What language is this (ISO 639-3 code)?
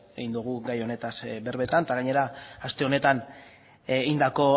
eus